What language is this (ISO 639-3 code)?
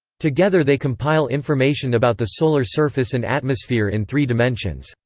eng